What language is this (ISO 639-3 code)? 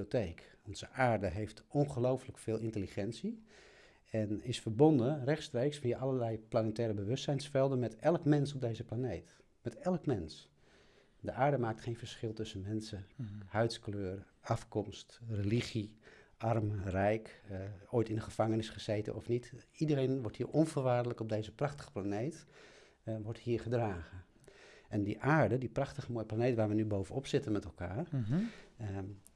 nld